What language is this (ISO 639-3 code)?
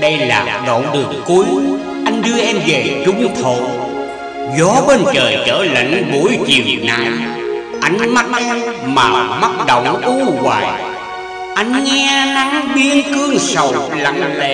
vie